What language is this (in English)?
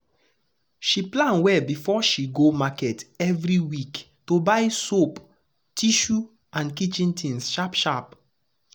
Nigerian Pidgin